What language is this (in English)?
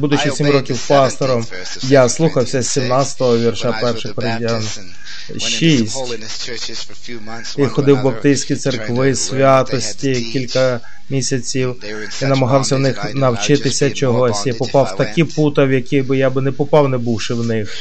Ukrainian